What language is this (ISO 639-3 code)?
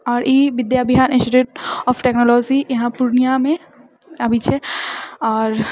mai